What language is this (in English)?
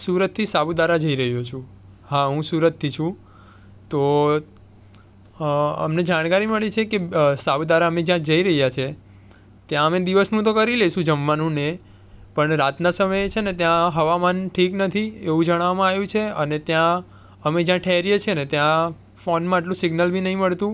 Gujarati